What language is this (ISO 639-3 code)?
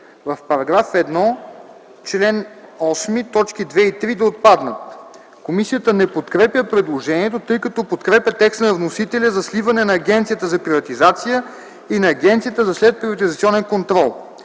bul